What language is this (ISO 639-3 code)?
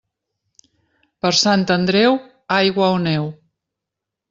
cat